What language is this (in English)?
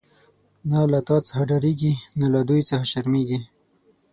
Pashto